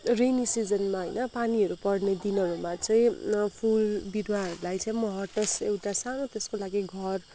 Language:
Nepali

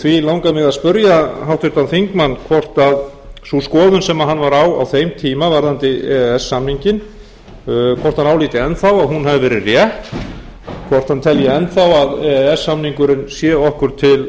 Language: Icelandic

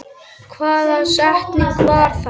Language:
Icelandic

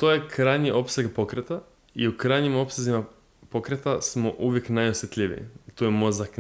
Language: Croatian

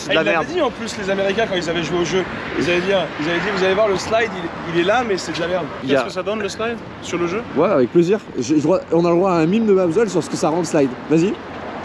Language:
French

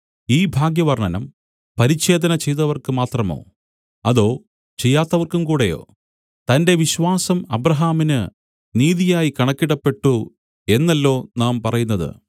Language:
Malayalam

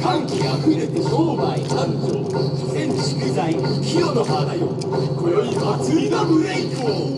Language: Japanese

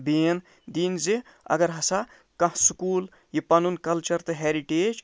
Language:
Kashmiri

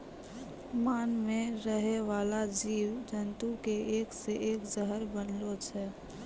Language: Maithili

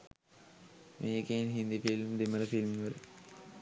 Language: Sinhala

